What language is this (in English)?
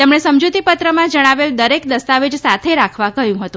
Gujarati